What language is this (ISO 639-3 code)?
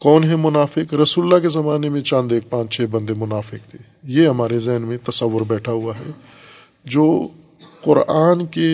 urd